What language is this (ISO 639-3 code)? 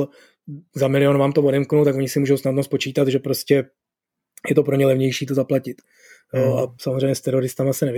ces